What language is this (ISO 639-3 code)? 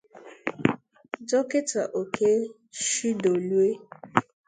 ibo